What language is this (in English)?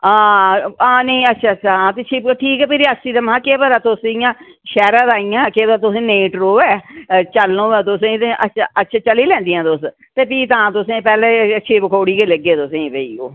Dogri